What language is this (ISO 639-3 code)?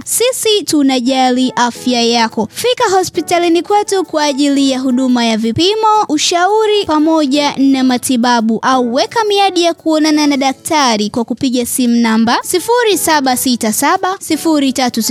swa